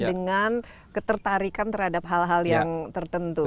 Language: Indonesian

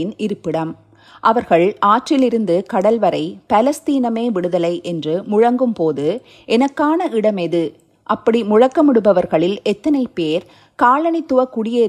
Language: Tamil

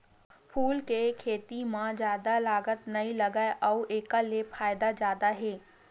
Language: Chhattisgarhi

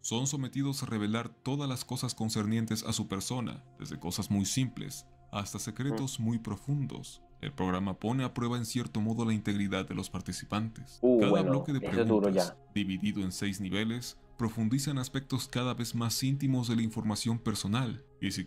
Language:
Spanish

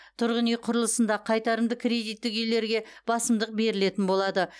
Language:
Kazakh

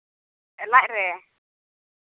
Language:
Santali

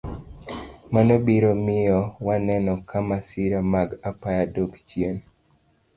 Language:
Luo (Kenya and Tanzania)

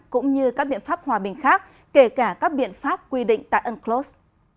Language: Vietnamese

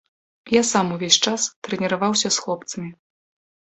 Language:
Belarusian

